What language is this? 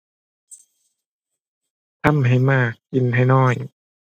Thai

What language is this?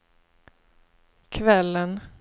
Swedish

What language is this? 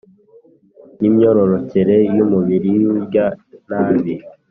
Kinyarwanda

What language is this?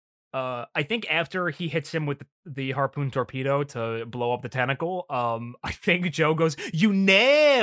English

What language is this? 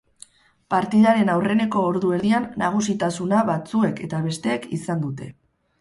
Basque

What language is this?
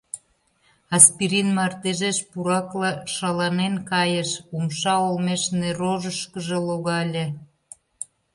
Mari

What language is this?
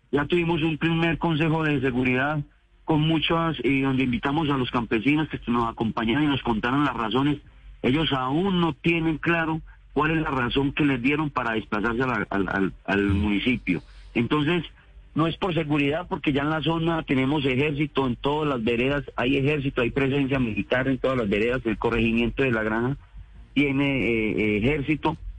Spanish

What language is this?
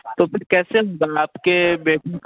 Hindi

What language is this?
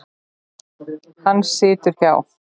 Icelandic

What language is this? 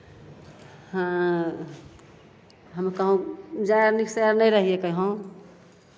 Maithili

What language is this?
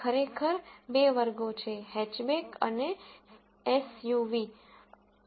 Gujarati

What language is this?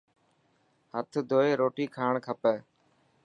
Dhatki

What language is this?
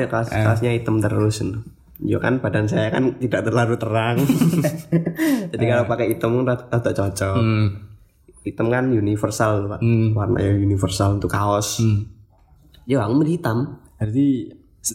Indonesian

